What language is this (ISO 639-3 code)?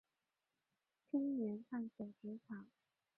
zho